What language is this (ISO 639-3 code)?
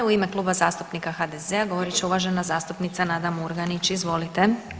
hrv